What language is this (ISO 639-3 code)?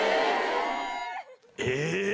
jpn